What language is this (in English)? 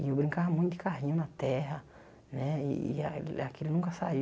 Portuguese